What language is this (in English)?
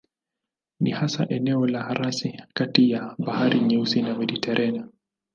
Swahili